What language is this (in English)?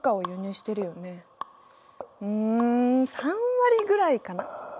Japanese